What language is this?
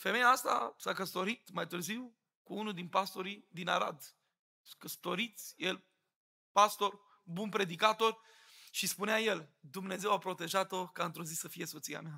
Romanian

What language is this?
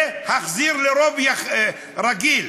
Hebrew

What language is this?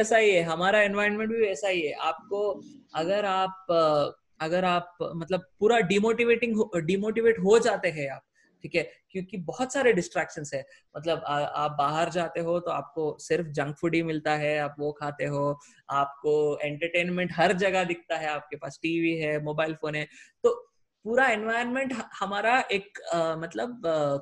Hindi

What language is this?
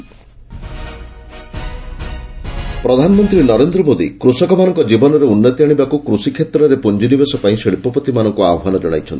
Odia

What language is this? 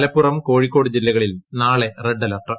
Malayalam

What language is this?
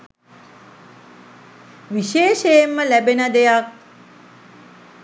Sinhala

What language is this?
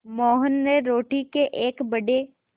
Hindi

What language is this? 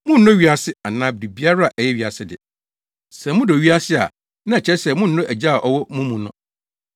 Akan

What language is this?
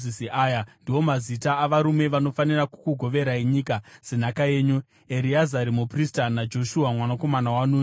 Shona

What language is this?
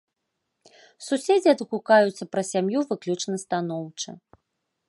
Belarusian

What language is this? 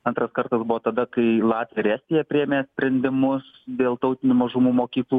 Lithuanian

